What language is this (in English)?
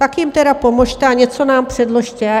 Czech